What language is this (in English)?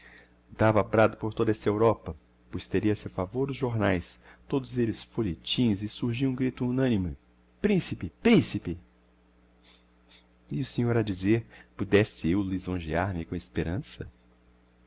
Portuguese